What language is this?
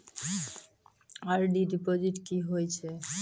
Maithili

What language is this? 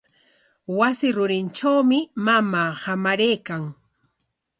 Corongo Ancash Quechua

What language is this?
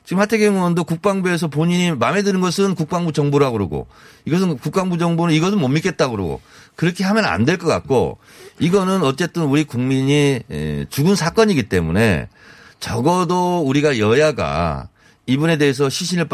Korean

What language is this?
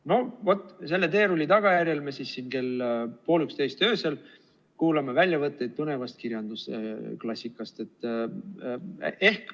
Estonian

